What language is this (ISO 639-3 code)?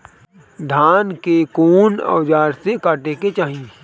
bho